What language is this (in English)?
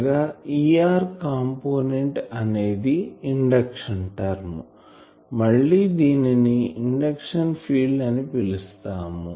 Telugu